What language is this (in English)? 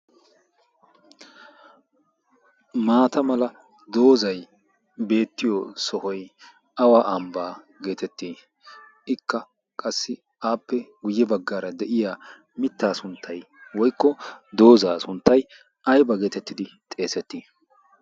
Wolaytta